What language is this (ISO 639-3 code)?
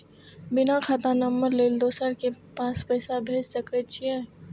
mai